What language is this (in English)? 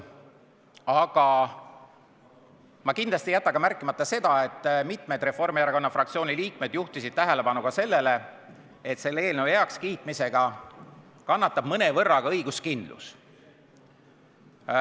Estonian